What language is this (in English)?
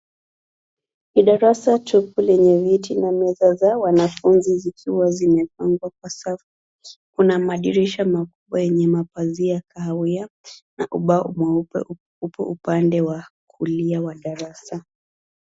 Swahili